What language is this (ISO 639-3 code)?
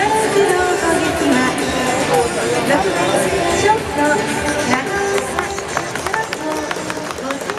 jpn